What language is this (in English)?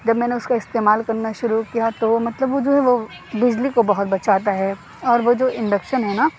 Urdu